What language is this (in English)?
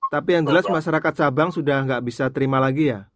Indonesian